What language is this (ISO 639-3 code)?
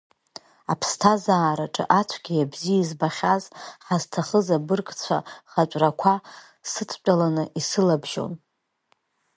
abk